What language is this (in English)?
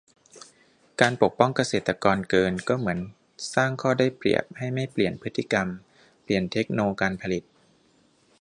Thai